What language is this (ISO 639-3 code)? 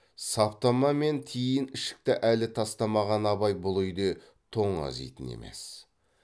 kaz